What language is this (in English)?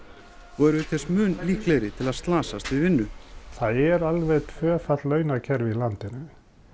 Icelandic